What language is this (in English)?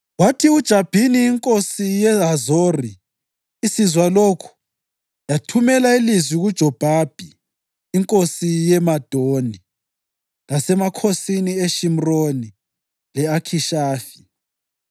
North Ndebele